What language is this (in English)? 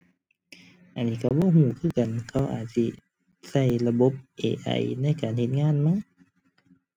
Thai